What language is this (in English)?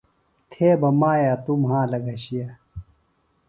Phalura